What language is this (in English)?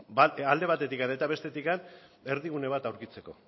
Basque